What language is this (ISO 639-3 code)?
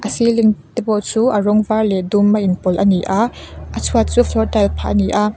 lus